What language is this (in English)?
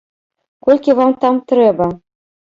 Belarusian